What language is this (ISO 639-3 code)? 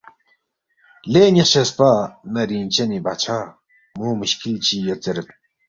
bft